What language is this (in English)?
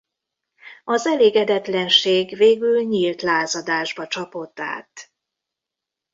Hungarian